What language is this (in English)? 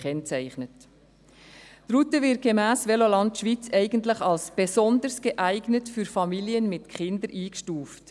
Swiss German